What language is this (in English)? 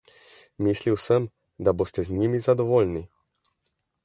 Slovenian